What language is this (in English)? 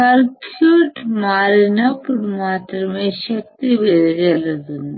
Telugu